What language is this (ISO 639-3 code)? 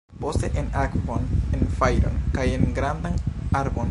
epo